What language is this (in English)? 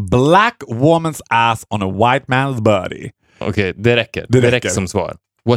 Swedish